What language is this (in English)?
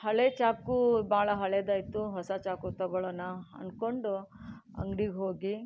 Kannada